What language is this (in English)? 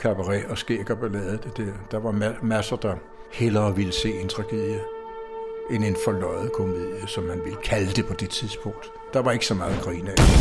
Danish